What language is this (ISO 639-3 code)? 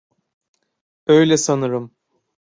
tur